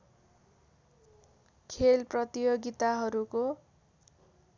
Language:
Nepali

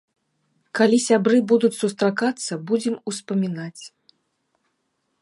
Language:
Belarusian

